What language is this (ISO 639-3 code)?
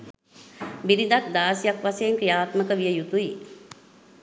sin